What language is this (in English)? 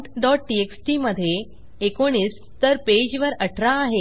Marathi